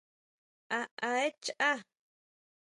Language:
Huautla Mazatec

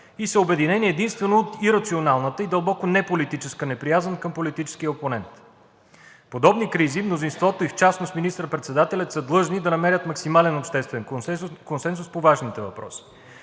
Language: Bulgarian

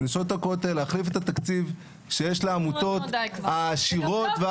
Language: Hebrew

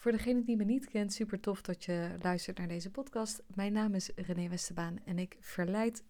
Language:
Dutch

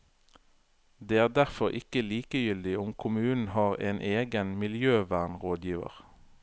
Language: Norwegian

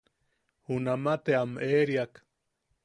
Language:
Yaqui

